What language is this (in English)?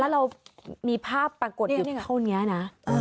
Thai